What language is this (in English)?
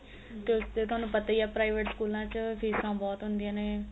Punjabi